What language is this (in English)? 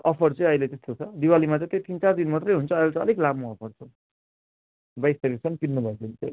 Nepali